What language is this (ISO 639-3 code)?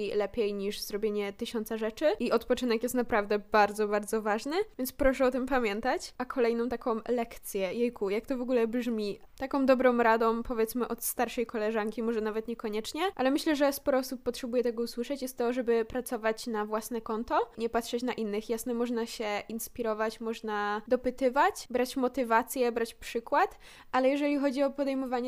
pol